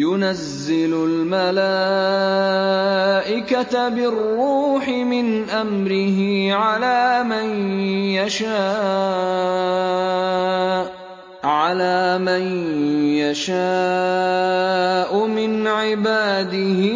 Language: Arabic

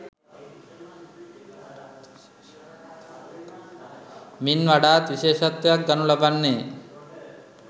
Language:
Sinhala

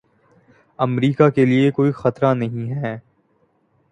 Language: Urdu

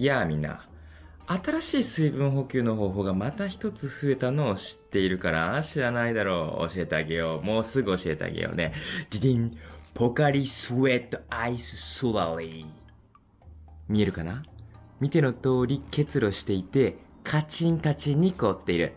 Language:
Japanese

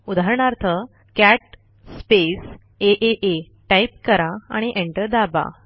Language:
Marathi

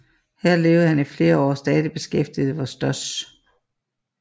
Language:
Danish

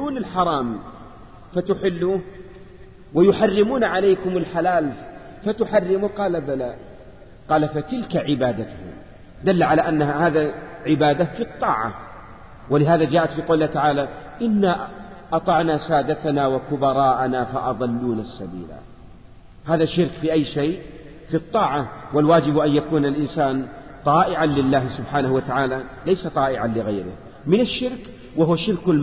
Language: Arabic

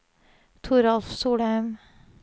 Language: Norwegian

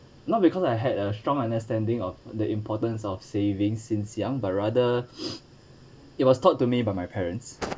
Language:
English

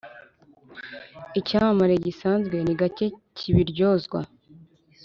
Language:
Kinyarwanda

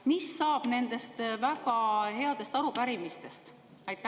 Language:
Estonian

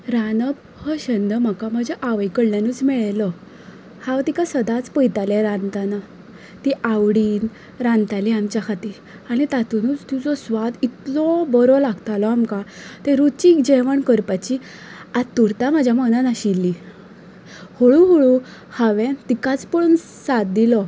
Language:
Konkani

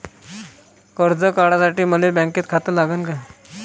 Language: Marathi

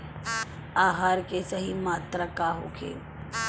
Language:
Bhojpuri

